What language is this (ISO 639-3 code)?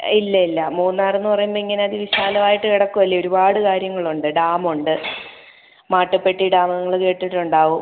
mal